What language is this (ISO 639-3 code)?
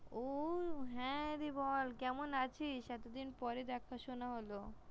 ben